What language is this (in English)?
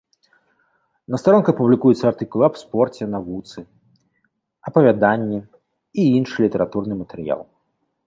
Belarusian